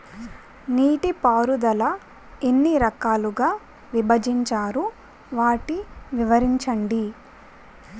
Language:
Telugu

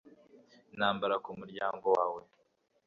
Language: Kinyarwanda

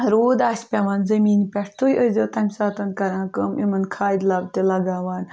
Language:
Kashmiri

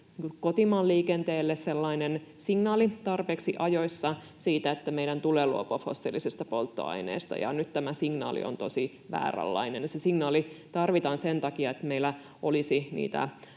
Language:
Finnish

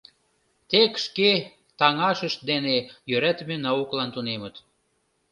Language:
Mari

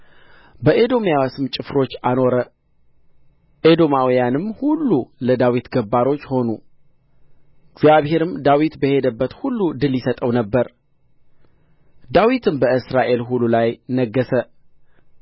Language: Amharic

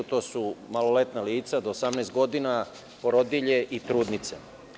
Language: Serbian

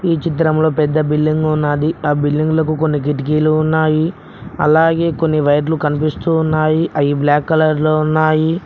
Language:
Telugu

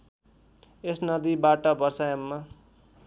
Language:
Nepali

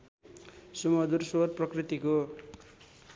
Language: Nepali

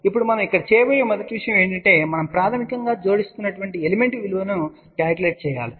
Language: Telugu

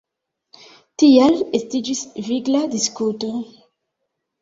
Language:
Esperanto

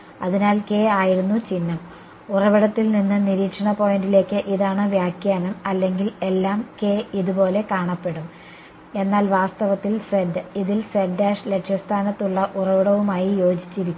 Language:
Malayalam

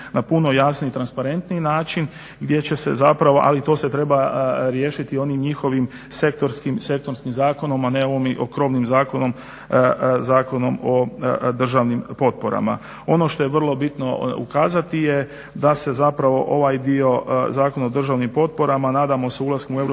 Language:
Croatian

